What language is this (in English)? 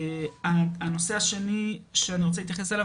Hebrew